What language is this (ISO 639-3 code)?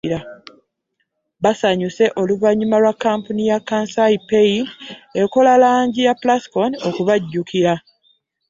lug